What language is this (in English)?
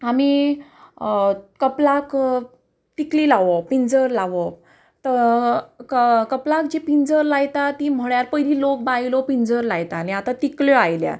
Konkani